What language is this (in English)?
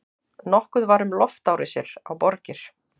Icelandic